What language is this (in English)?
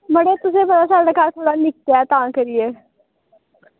Dogri